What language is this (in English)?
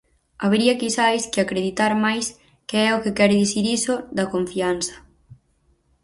Galician